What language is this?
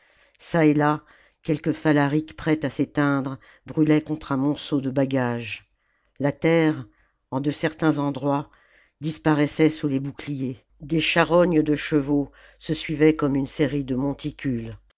French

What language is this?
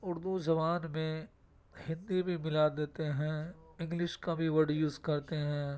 Urdu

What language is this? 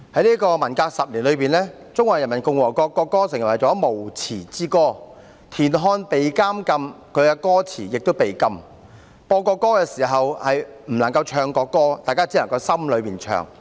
Cantonese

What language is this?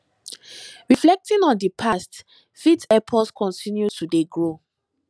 Nigerian Pidgin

